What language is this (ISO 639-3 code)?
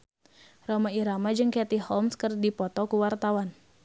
sun